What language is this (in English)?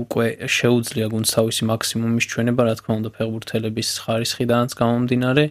German